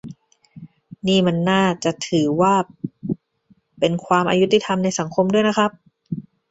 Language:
Thai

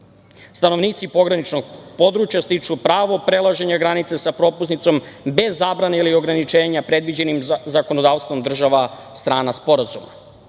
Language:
Serbian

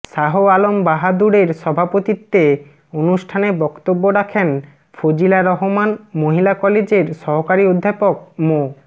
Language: Bangla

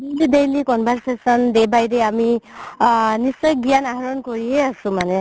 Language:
Assamese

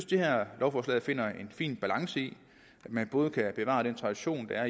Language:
Danish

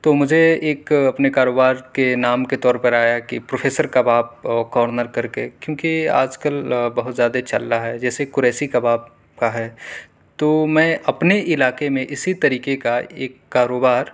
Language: Urdu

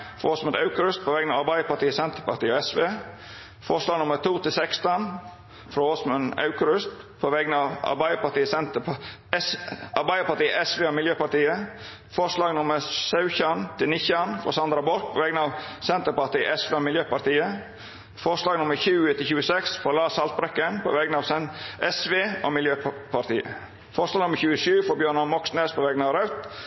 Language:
Norwegian Nynorsk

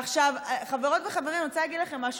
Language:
Hebrew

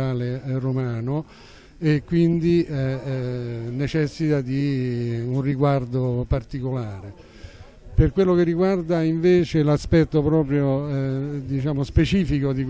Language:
Italian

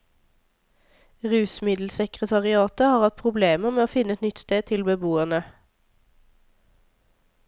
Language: Norwegian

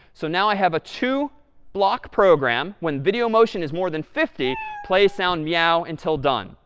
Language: English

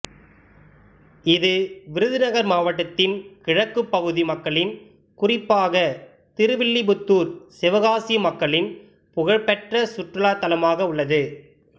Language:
Tamil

